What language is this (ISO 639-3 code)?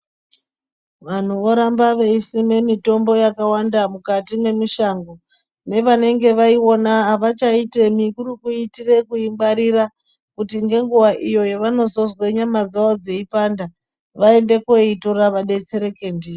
ndc